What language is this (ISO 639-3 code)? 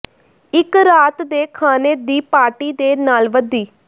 pan